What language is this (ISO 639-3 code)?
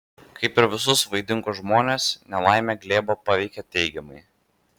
lit